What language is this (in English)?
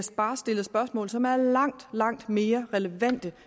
Danish